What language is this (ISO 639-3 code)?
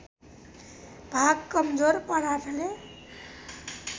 nep